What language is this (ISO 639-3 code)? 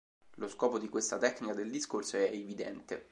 ita